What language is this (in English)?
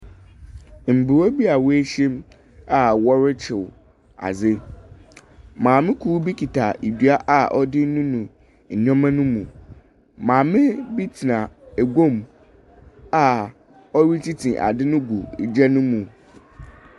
Akan